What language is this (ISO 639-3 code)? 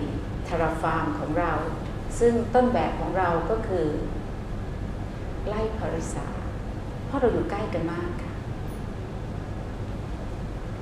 tha